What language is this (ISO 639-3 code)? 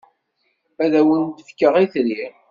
kab